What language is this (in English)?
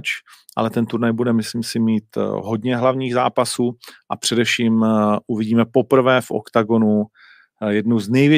Czech